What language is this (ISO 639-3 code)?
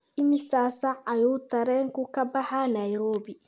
som